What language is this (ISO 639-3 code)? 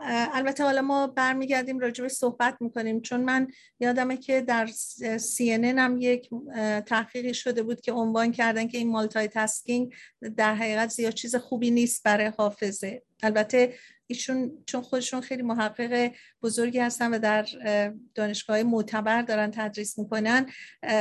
fas